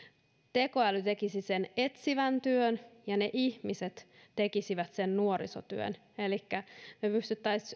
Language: Finnish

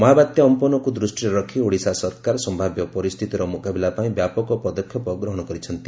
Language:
Odia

